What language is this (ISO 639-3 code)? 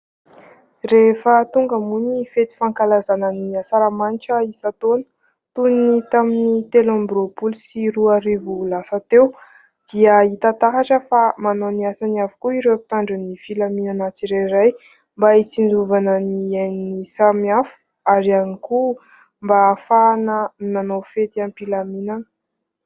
mlg